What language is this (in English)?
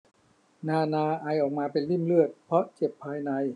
Thai